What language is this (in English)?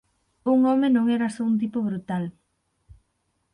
Galician